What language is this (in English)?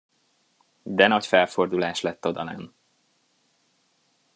Hungarian